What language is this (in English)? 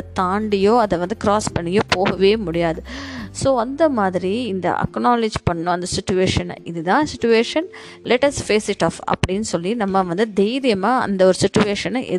Tamil